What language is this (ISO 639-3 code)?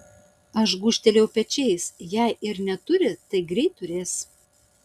lit